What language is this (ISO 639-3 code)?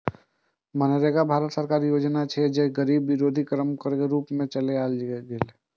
mai